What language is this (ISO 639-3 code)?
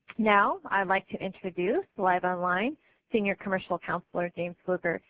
eng